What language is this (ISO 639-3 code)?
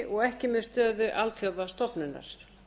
isl